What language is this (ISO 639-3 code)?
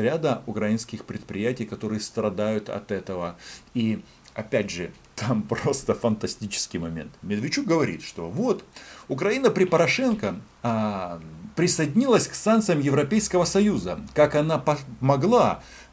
rus